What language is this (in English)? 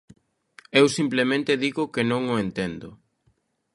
Galician